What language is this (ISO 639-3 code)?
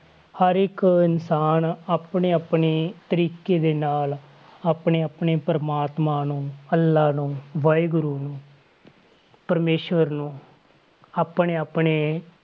pan